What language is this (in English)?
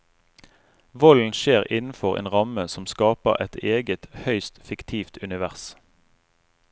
Norwegian